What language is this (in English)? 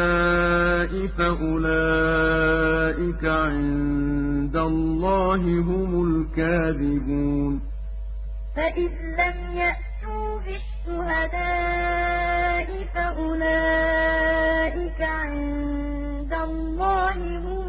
Arabic